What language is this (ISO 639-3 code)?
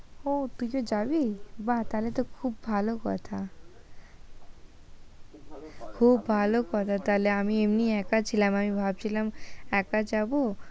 ben